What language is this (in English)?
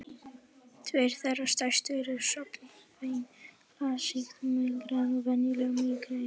Icelandic